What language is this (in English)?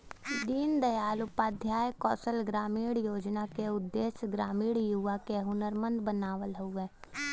Bhojpuri